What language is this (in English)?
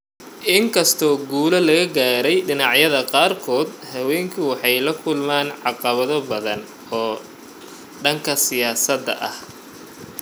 Somali